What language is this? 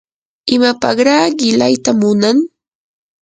Yanahuanca Pasco Quechua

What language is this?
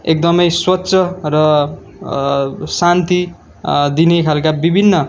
Nepali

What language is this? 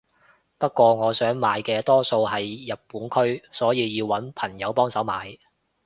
Cantonese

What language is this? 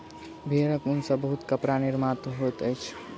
Maithili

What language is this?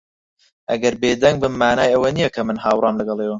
Central Kurdish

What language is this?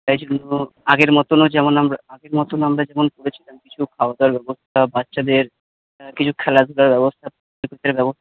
Bangla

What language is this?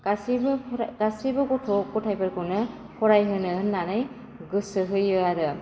Bodo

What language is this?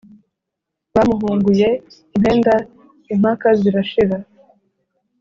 Kinyarwanda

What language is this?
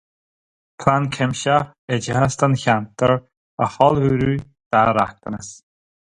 Irish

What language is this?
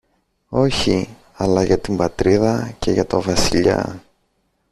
Greek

